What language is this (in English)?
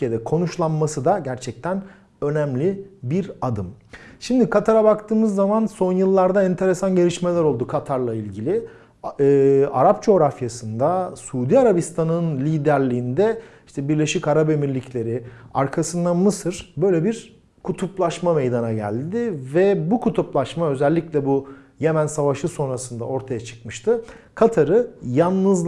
Turkish